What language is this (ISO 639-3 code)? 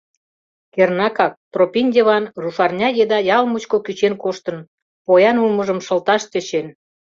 chm